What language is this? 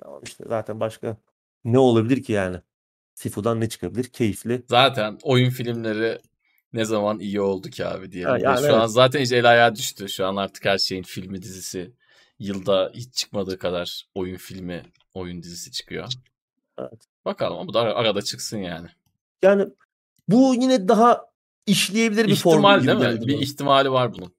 Turkish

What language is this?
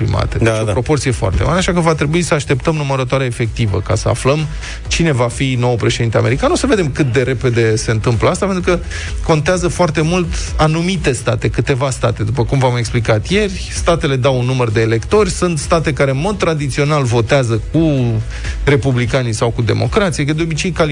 Romanian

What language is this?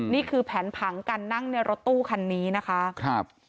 Thai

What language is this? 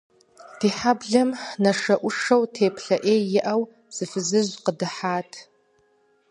Kabardian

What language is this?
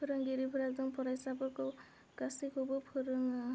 Bodo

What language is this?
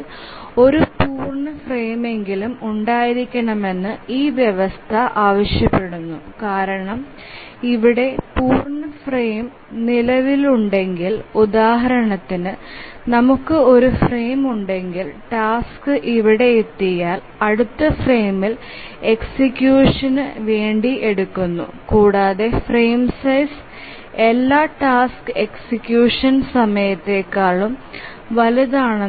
Malayalam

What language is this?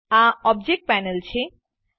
Gujarati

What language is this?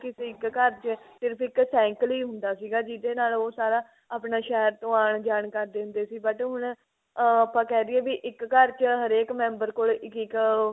Punjabi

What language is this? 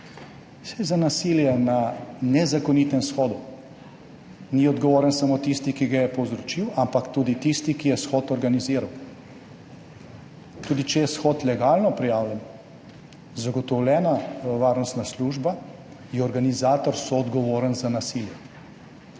Slovenian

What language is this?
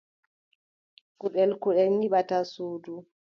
Adamawa Fulfulde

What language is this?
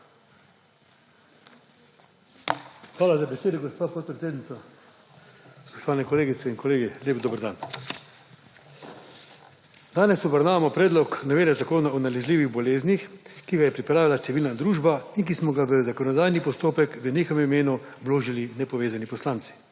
Slovenian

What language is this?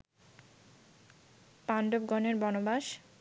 Bangla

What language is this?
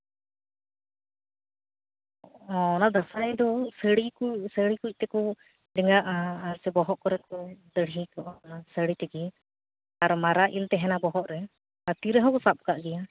Santali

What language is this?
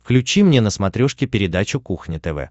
Russian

